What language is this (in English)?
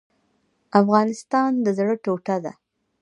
Pashto